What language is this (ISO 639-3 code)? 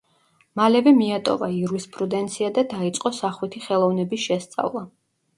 kat